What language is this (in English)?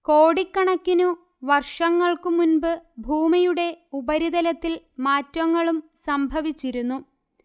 Malayalam